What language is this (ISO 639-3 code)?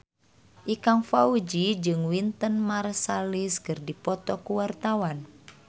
sun